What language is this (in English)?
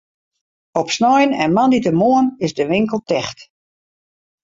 Western Frisian